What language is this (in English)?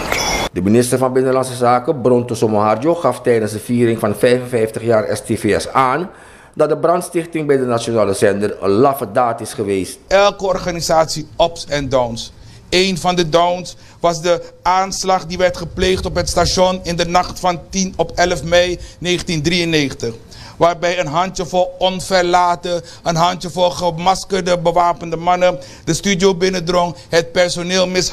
Dutch